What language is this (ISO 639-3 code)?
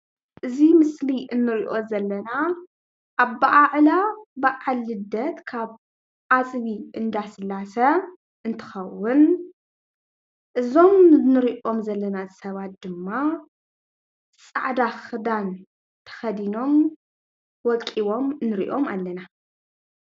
tir